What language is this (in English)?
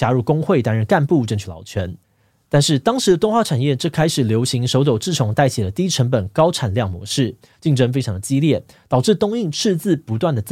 Chinese